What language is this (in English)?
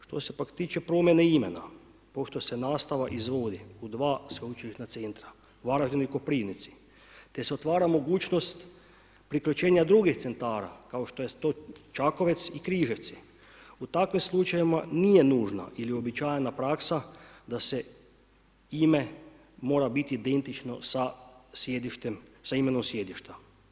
Croatian